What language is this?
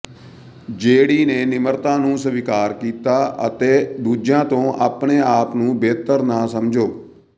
Punjabi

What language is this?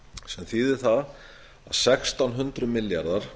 Icelandic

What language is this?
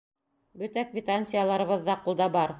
Bashkir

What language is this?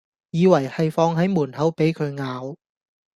Cantonese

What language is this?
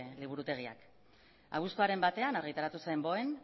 Basque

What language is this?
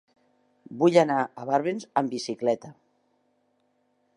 Catalan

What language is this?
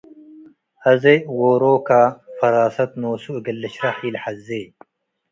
Tigre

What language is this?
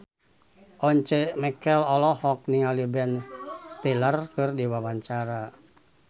Sundanese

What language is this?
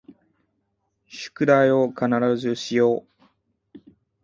Japanese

